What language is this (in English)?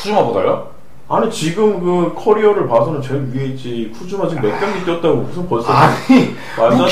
Korean